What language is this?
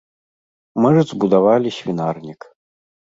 Belarusian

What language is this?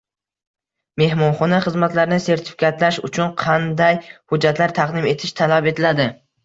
Uzbek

